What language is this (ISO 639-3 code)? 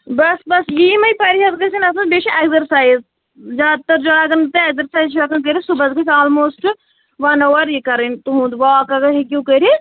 kas